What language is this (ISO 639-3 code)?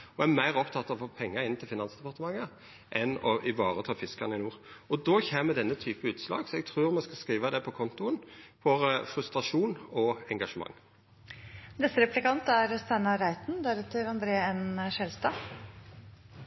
nno